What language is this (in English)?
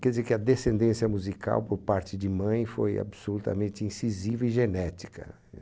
Portuguese